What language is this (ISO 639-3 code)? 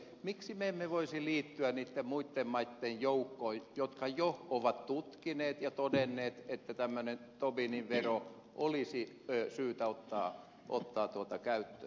fin